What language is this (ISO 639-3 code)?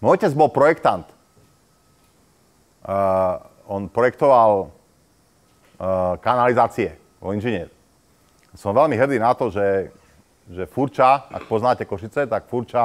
slk